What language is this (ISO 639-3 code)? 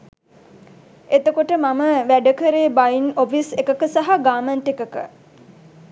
sin